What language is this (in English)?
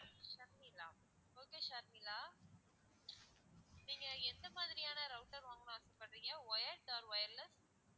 Tamil